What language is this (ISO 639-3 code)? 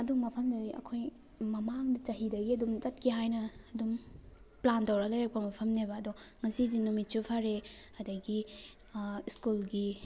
mni